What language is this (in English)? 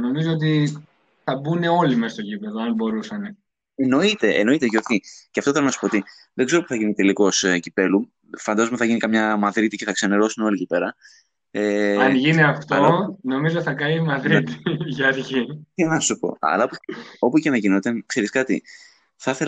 Greek